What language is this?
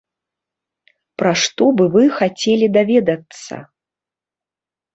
Belarusian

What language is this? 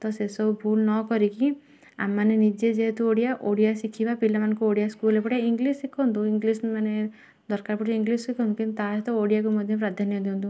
Odia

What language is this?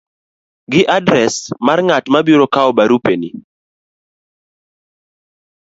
Luo (Kenya and Tanzania)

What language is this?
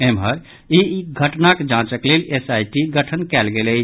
Maithili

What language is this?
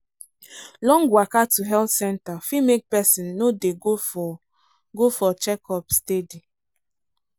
Nigerian Pidgin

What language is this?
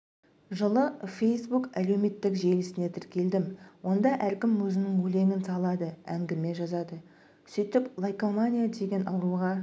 Kazakh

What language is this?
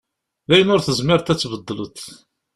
Kabyle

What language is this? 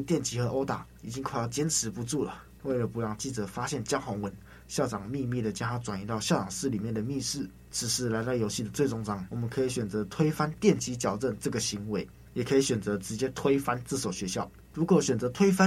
Chinese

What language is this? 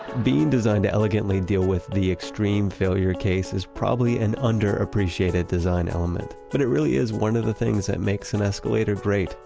English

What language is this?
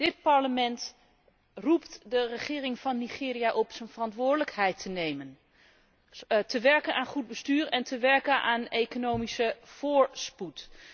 Dutch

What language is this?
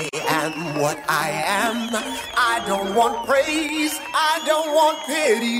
Filipino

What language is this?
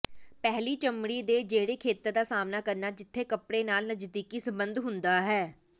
Punjabi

